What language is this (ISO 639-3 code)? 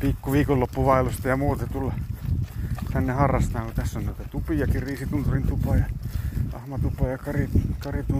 fin